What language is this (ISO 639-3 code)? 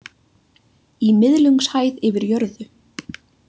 isl